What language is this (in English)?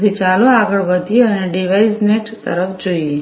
Gujarati